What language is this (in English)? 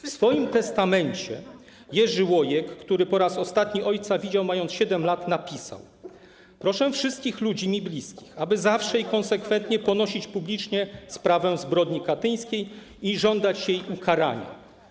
Polish